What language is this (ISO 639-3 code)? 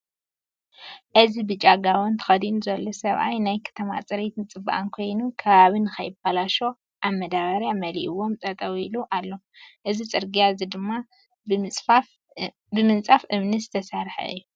tir